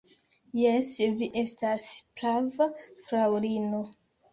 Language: Esperanto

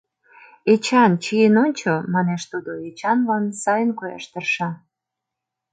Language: Mari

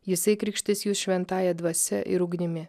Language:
Lithuanian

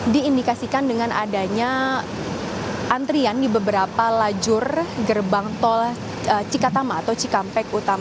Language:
Indonesian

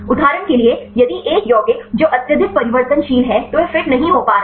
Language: Hindi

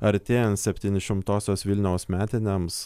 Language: Lithuanian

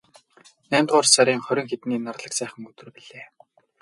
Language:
Mongolian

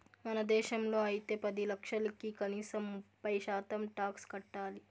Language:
Telugu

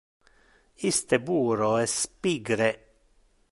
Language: Interlingua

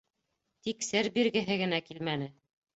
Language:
Bashkir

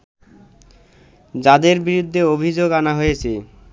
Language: Bangla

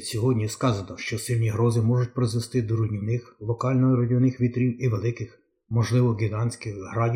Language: Ukrainian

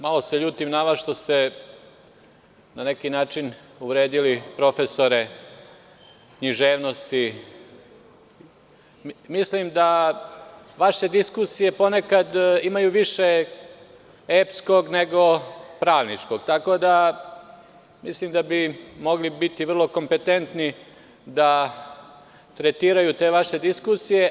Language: Serbian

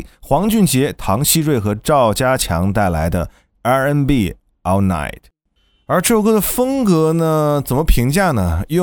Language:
Chinese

